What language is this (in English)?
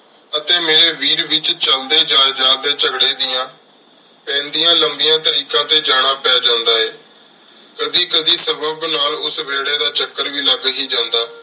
Punjabi